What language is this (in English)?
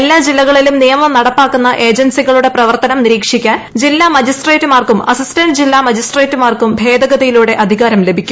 Malayalam